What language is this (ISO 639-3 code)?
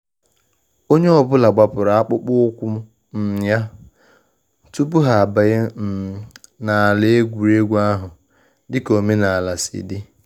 ibo